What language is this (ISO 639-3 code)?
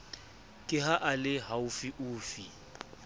sot